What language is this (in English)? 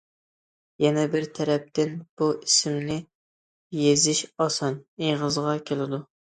Uyghur